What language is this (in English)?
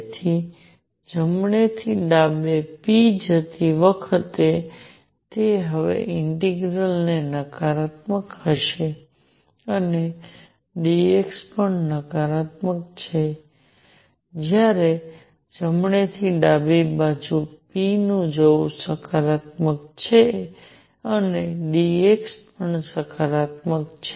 Gujarati